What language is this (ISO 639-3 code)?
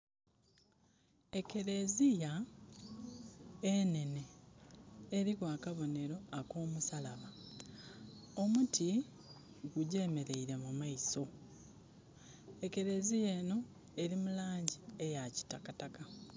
xog